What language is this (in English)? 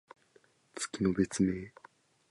Japanese